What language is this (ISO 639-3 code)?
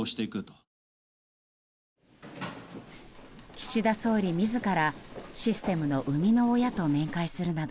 jpn